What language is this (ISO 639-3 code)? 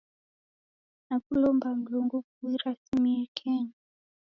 dav